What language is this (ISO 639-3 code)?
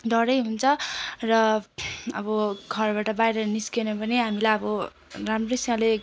nep